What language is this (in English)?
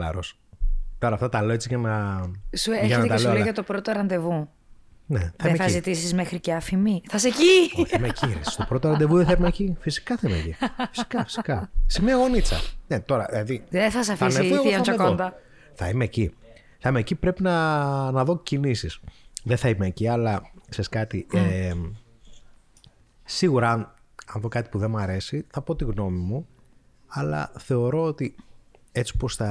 Greek